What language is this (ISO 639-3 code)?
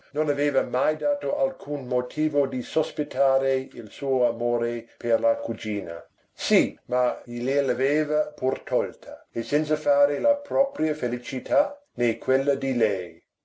ita